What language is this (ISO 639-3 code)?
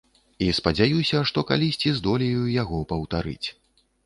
bel